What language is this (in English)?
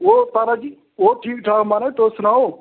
Dogri